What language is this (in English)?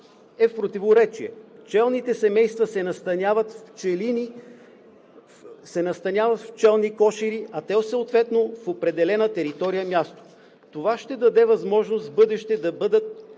Bulgarian